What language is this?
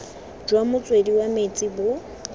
Tswana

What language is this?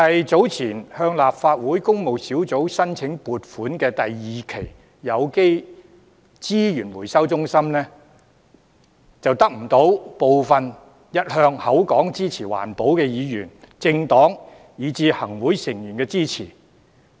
Cantonese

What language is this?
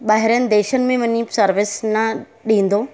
Sindhi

